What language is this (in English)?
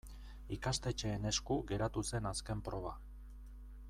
Basque